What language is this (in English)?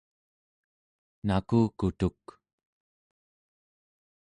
Central Yupik